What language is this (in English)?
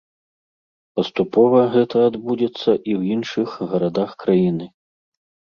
Belarusian